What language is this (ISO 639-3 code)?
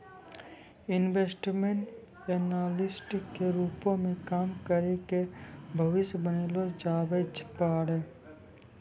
mai